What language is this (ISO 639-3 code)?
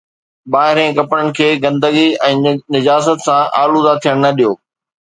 snd